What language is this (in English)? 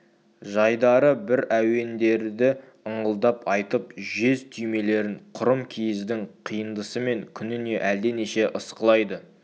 Kazakh